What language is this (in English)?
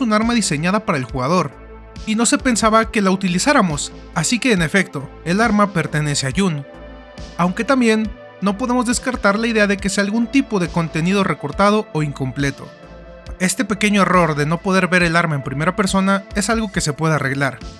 Spanish